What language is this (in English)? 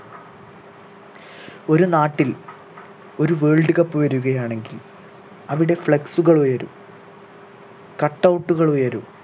Malayalam